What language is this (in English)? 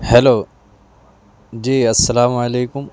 Urdu